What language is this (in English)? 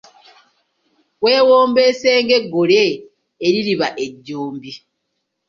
Ganda